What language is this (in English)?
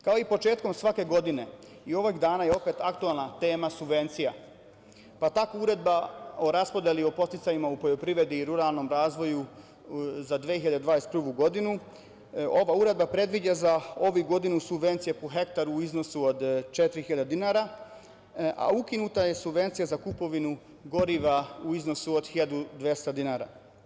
Serbian